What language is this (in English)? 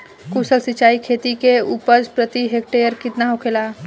Bhojpuri